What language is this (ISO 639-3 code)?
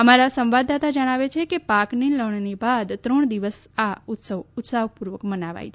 guj